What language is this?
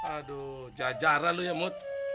Indonesian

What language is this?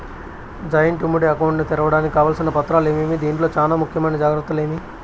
Telugu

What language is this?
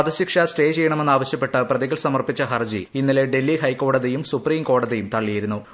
Malayalam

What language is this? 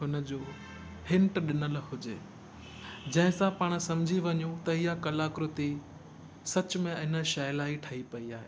Sindhi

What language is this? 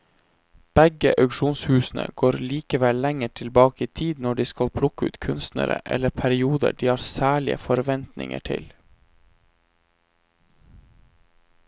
Norwegian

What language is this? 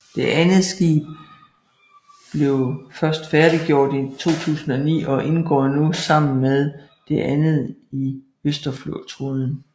Danish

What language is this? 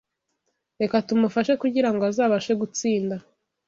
Kinyarwanda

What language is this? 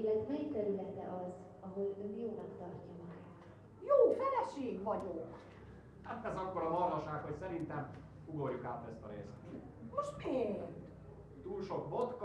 Hungarian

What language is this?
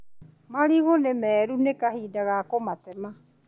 Kikuyu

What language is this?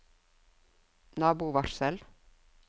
Norwegian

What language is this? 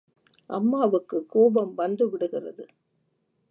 Tamil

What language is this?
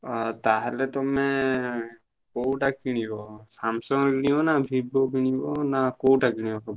Odia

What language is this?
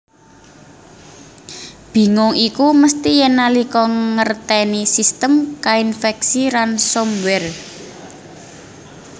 Javanese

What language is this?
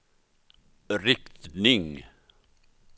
Swedish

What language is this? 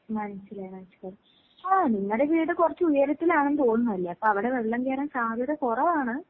Malayalam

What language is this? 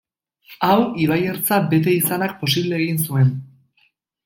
Basque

